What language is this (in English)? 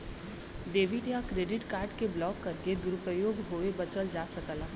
Bhojpuri